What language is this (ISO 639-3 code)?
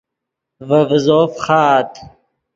ydg